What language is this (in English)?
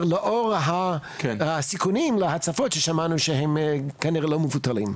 Hebrew